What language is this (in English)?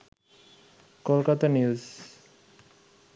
Bangla